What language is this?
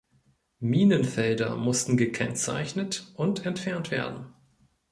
German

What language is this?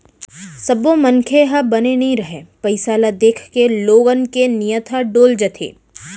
Chhattisgarhi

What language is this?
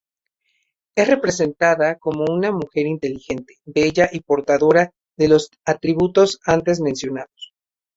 Spanish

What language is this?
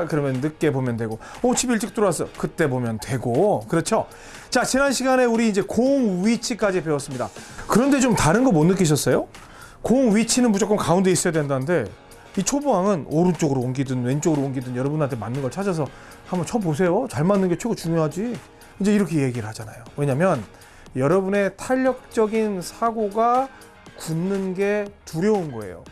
Korean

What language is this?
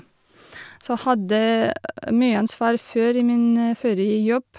Norwegian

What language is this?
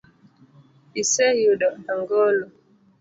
Luo (Kenya and Tanzania)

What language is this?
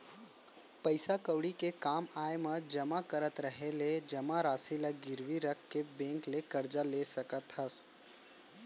Chhattisgarhi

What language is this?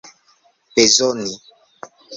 Esperanto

